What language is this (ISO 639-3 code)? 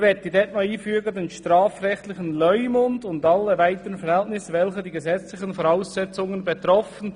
gsw